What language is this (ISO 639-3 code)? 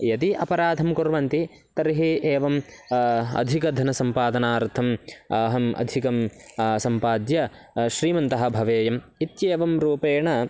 san